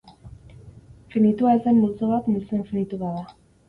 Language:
Basque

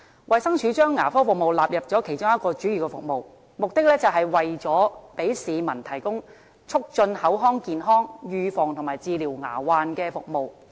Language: Cantonese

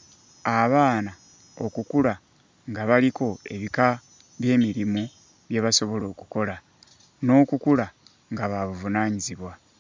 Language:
Ganda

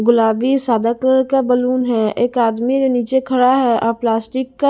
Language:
Hindi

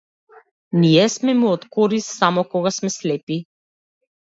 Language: Macedonian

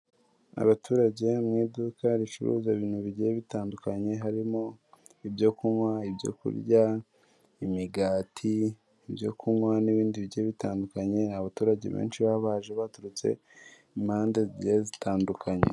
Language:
Kinyarwanda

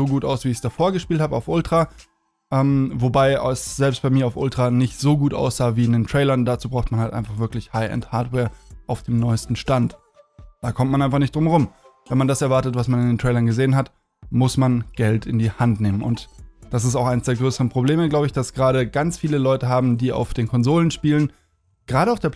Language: German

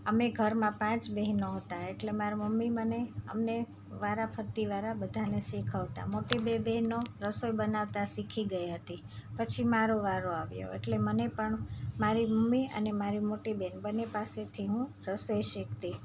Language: Gujarati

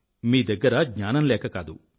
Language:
Telugu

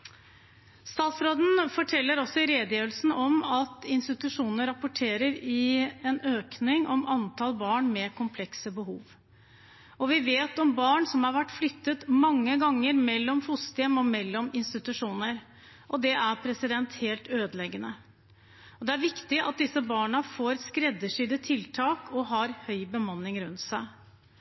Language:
Norwegian Bokmål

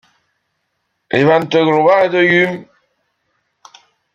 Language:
French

